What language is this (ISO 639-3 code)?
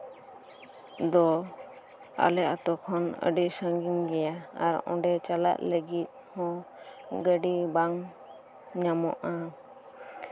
sat